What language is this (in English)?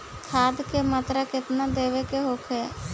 Bhojpuri